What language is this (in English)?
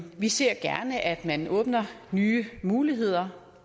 Danish